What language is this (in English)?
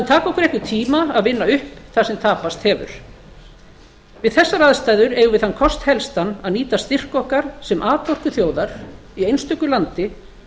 Icelandic